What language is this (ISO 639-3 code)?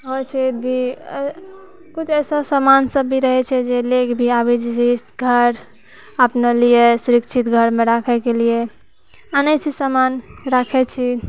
mai